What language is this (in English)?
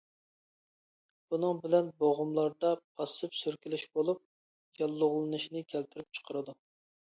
Uyghur